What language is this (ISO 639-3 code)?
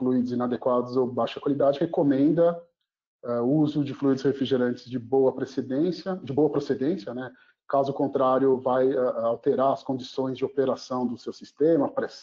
por